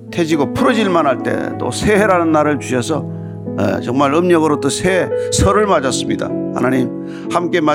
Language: Korean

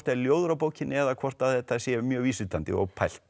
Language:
Icelandic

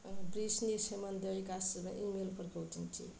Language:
Bodo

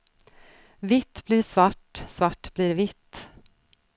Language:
Swedish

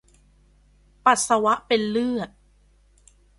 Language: Thai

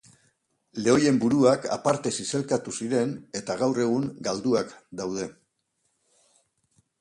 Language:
Basque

